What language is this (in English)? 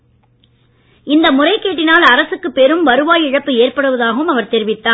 Tamil